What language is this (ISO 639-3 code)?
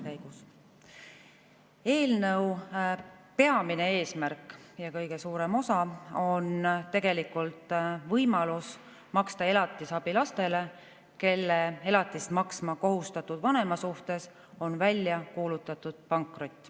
est